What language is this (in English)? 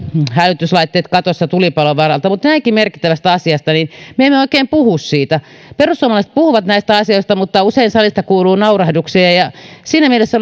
Finnish